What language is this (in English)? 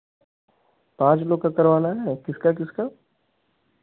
Hindi